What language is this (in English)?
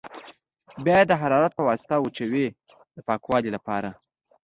Pashto